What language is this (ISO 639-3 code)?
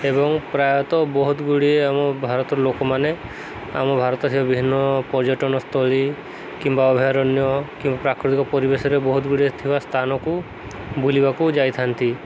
ori